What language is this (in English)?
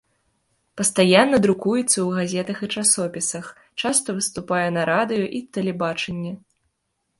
Belarusian